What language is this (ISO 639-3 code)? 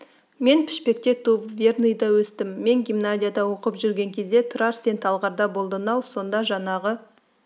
kaz